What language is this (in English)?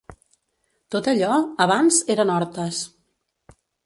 Catalan